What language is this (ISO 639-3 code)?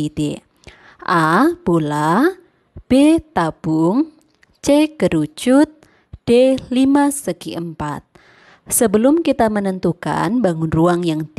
ind